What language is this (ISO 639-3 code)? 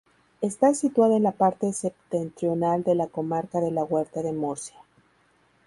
spa